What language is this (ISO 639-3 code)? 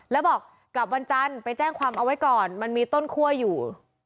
tha